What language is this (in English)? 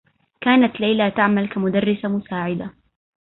Arabic